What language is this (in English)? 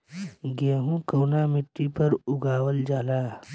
Bhojpuri